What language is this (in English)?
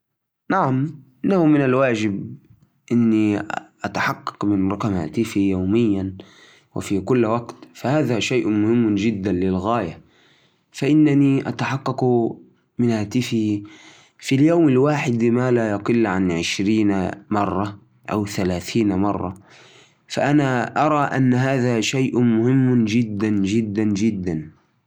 Najdi Arabic